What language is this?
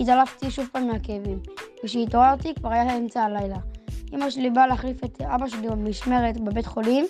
Hebrew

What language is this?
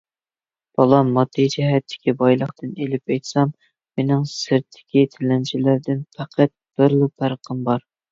Uyghur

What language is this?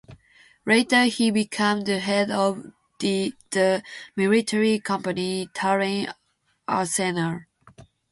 English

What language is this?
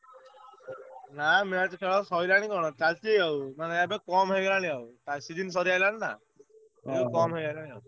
Odia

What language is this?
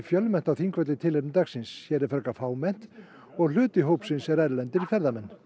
Icelandic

